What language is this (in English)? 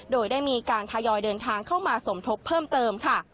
Thai